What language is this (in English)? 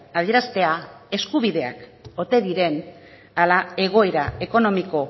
Basque